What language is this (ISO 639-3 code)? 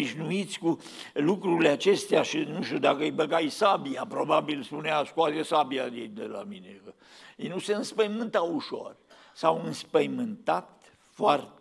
ron